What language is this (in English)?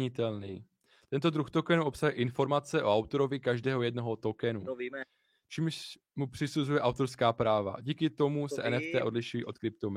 Czech